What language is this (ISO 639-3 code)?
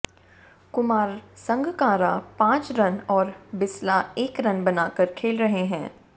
hin